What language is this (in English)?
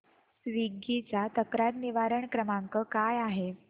Marathi